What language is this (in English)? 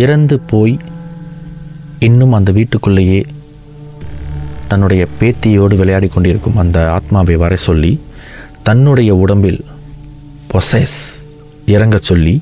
Tamil